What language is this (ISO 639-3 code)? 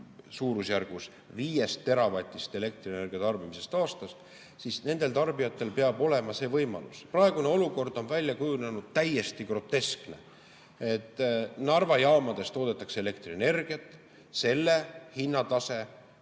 est